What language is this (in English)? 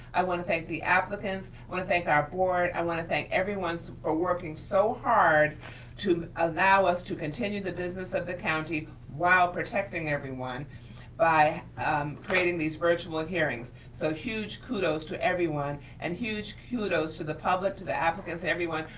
English